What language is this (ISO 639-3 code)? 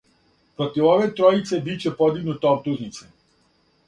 srp